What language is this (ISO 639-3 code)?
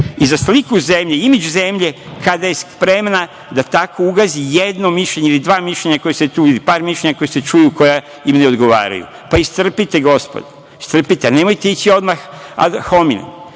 srp